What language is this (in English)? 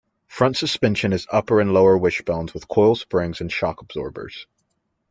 English